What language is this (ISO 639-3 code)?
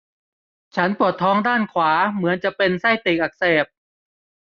tha